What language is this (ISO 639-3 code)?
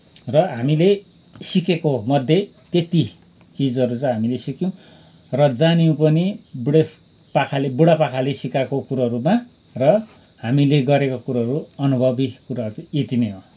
nep